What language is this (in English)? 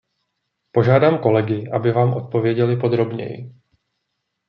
Czech